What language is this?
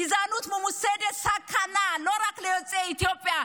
Hebrew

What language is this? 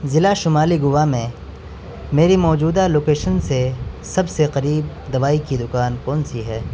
Urdu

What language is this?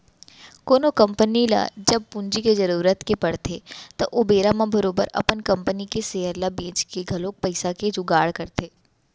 Chhattisgarhi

